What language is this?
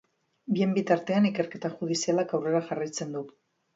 Basque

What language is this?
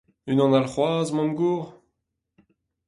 Breton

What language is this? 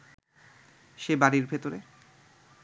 Bangla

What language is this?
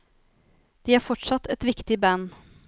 Norwegian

